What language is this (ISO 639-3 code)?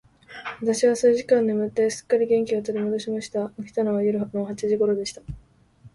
jpn